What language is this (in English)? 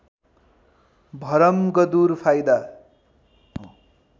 Nepali